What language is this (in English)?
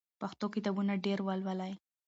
Pashto